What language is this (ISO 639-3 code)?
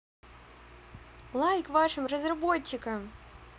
rus